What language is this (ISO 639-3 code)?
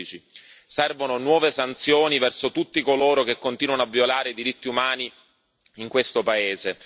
ita